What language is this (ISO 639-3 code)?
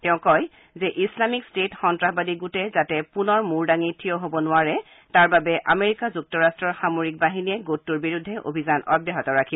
asm